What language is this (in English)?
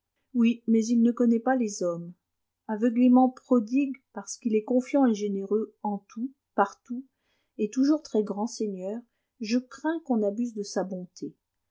French